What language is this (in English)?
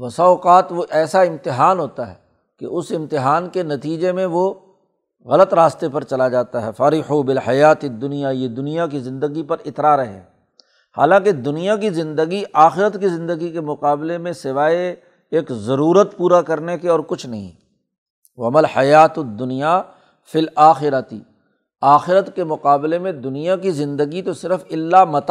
Urdu